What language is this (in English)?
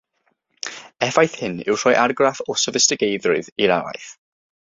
Welsh